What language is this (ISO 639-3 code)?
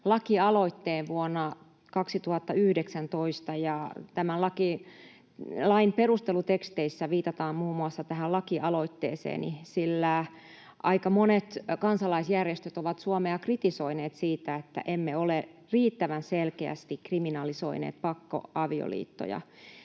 fin